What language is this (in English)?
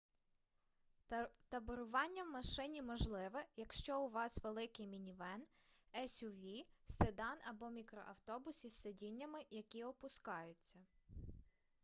Ukrainian